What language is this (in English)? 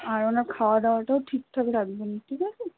Bangla